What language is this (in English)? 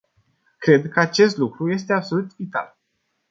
Romanian